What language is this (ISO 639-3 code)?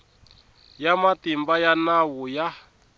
tso